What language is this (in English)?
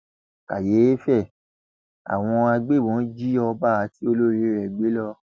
Yoruba